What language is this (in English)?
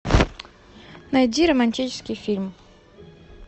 Russian